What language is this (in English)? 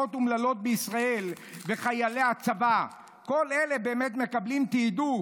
Hebrew